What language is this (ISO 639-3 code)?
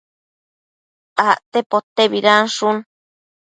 mcf